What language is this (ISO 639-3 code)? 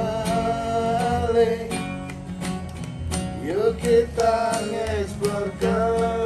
ind